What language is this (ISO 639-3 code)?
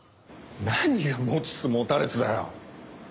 jpn